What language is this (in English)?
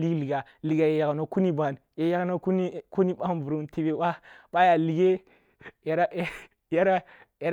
Kulung (Nigeria)